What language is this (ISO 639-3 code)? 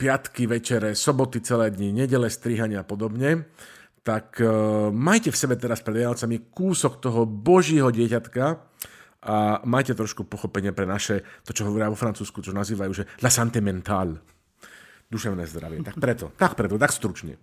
slk